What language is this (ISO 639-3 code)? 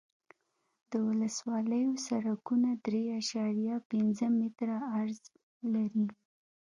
pus